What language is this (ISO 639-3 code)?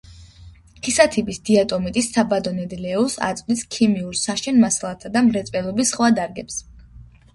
kat